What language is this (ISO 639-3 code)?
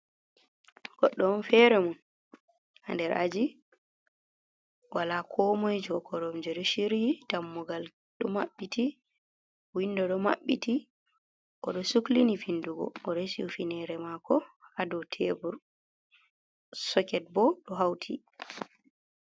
ful